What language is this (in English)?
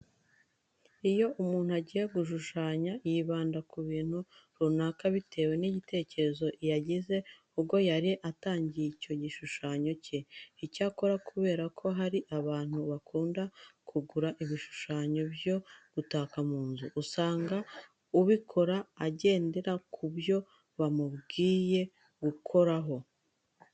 Kinyarwanda